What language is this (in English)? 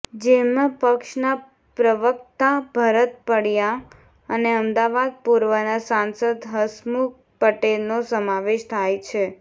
Gujarati